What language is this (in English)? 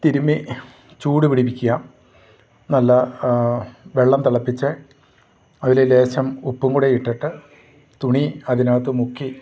Malayalam